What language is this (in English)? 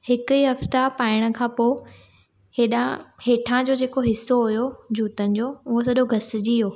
Sindhi